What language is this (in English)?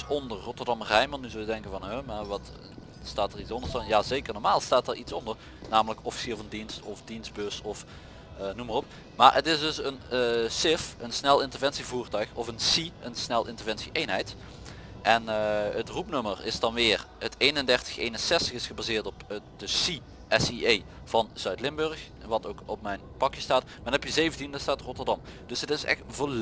Dutch